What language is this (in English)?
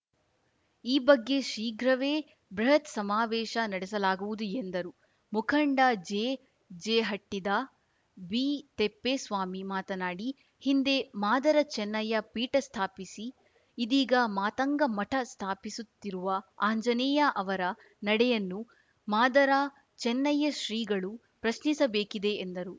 Kannada